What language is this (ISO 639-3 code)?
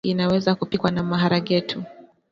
swa